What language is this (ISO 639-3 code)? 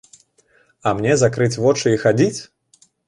bel